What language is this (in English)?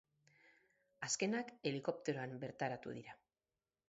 Basque